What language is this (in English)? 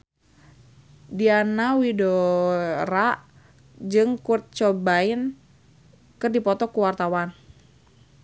Sundanese